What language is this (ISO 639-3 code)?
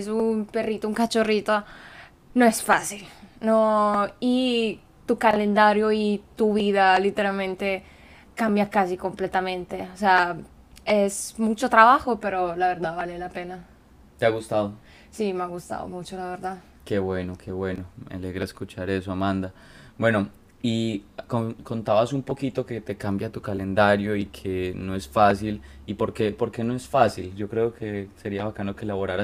spa